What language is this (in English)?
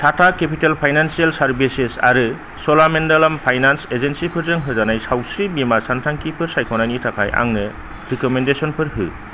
Bodo